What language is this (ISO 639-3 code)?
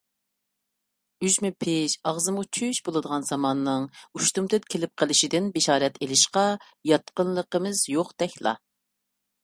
uig